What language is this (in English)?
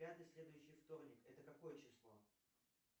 Russian